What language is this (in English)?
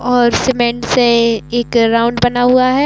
Hindi